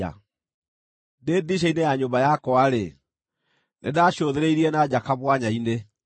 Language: Kikuyu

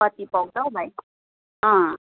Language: Nepali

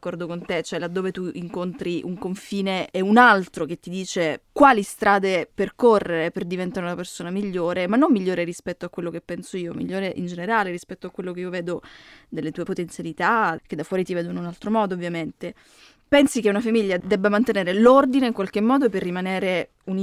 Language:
Italian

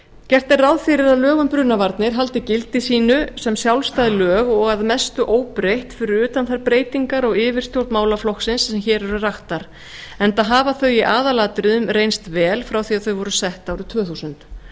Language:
Icelandic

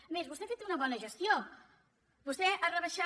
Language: Catalan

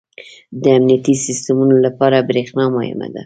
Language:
Pashto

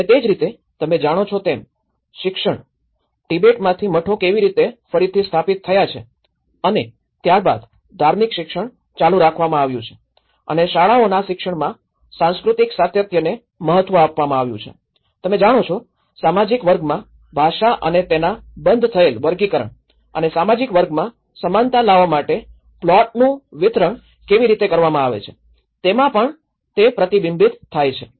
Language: Gujarati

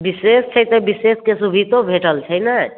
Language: Maithili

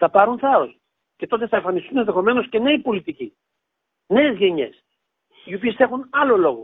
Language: Greek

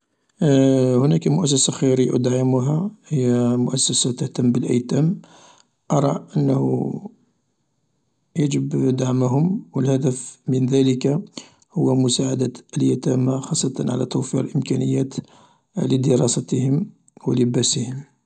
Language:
Algerian Arabic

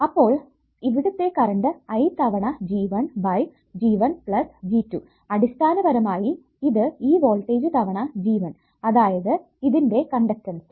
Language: Malayalam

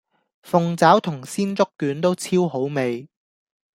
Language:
Cantonese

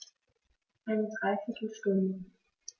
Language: German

